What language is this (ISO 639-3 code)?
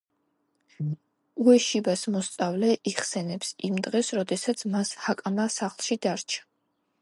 kat